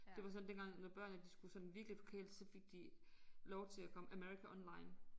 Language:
Danish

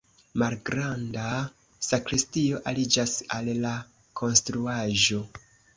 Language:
Esperanto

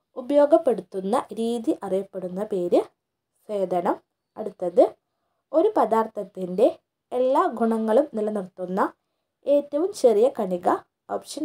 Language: Turkish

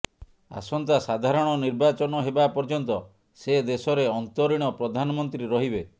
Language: Odia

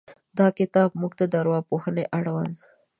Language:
Pashto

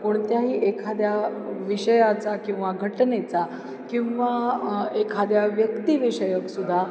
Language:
Marathi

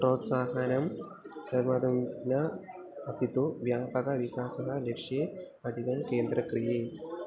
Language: Sanskrit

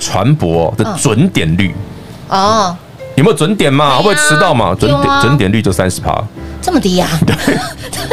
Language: Chinese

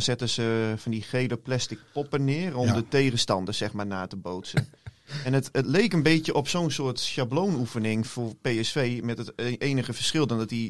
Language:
Dutch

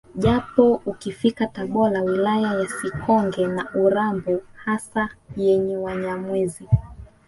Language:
Swahili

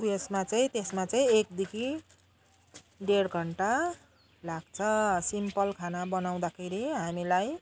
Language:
Nepali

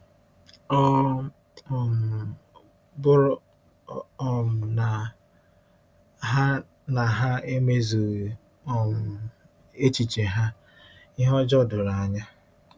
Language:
Igbo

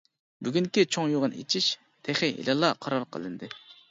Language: Uyghur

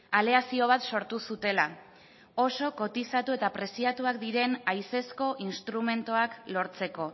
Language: Basque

